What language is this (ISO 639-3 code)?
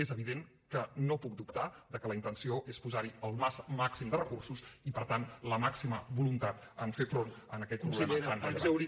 cat